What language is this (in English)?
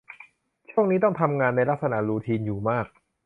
Thai